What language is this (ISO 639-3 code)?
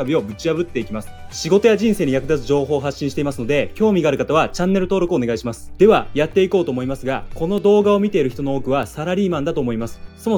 jpn